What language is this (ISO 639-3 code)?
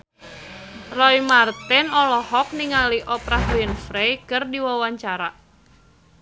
sun